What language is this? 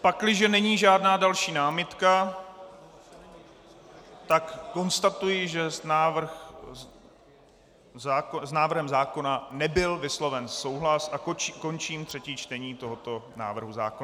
Czech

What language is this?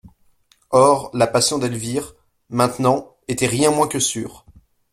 French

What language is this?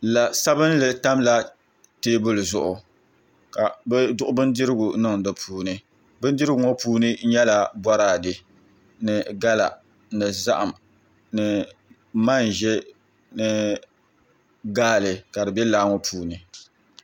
Dagbani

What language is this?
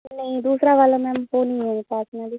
Urdu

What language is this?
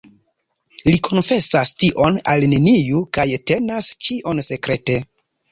Esperanto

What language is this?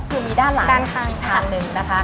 Thai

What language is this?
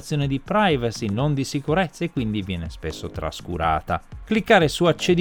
Italian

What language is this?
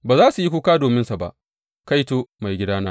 Hausa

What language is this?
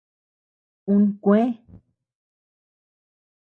Tepeuxila Cuicatec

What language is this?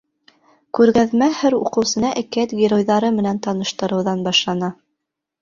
Bashkir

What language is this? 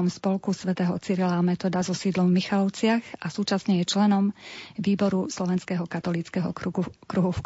Slovak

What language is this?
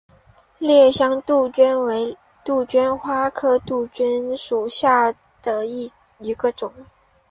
Chinese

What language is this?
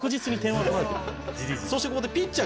Japanese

